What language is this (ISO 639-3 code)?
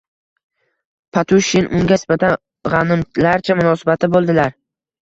uzb